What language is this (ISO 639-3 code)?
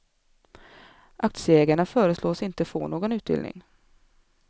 swe